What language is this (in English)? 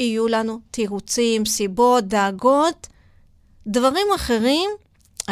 Hebrew